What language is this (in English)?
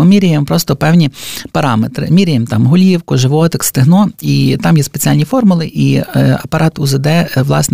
Ukrainian